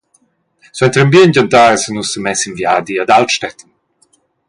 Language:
Romansh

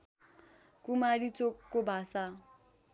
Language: Nepali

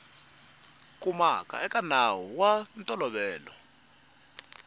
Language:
Tsonga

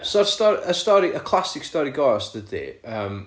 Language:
Welsh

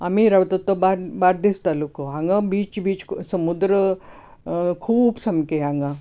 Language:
Konkani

